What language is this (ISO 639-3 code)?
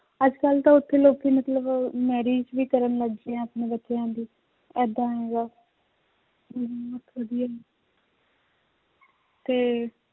pan